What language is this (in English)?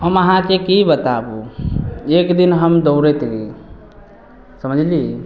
Maithili